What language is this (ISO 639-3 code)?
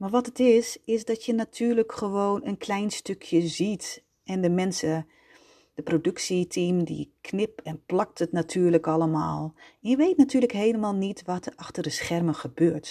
nld